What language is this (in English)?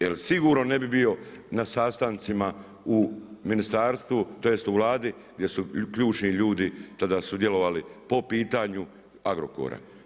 Croatian